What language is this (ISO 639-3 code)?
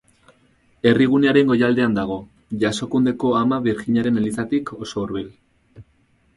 eus